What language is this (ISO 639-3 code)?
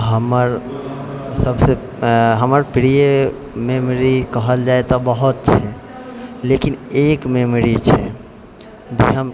mai